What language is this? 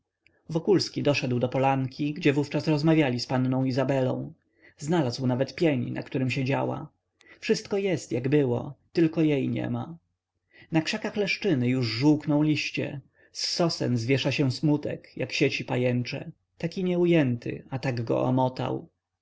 Polish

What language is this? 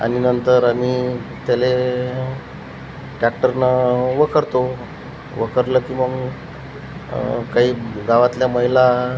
Marathi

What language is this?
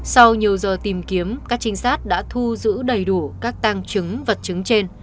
Vietnamese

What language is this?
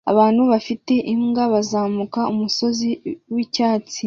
Kinyarwanda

